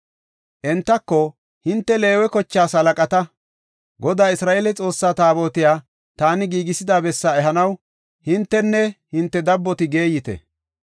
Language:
Gofa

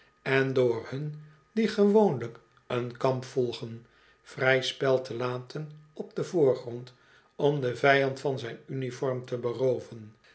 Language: Dutch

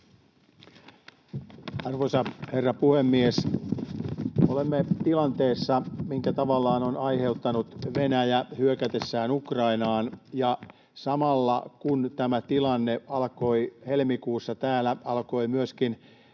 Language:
Finnish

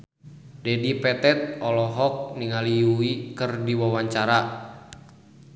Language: Sundanese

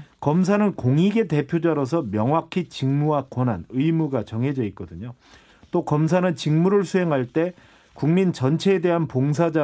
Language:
Korean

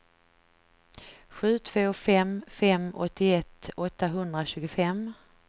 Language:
Swedish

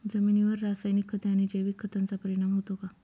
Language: Marathi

